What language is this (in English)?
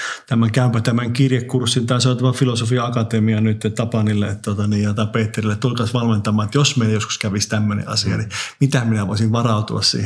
Finnish